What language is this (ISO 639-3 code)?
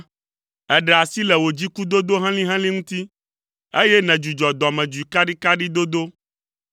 ewe